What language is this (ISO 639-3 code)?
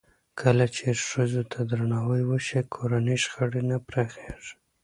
pus